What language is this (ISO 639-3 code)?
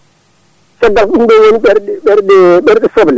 ful